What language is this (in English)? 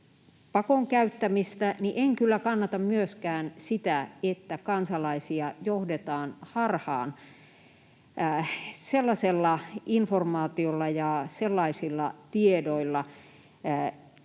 Finnish